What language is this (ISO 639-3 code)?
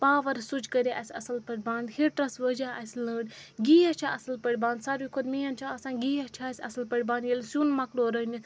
kas